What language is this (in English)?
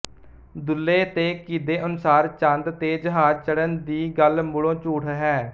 Punjabi